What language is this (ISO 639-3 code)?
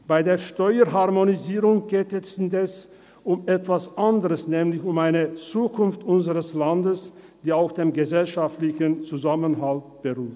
gsw